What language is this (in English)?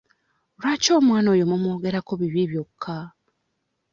Ganda